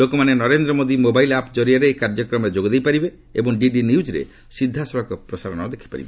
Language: Odia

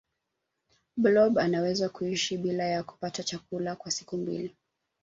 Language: Swahili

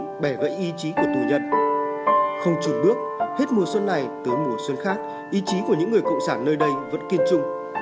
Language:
Vietnamese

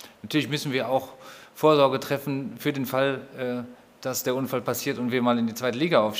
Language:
German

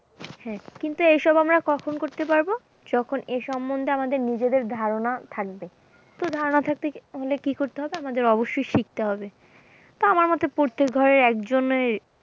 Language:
Bangla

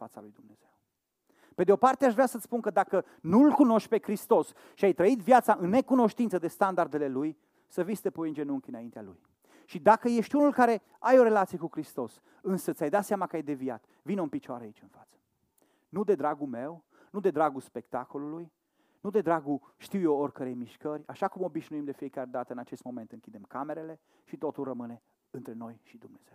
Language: Romanian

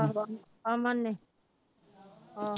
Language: Punjabi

